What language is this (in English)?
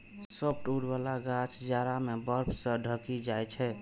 Maithili